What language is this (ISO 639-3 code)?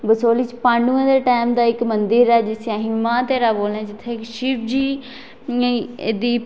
doi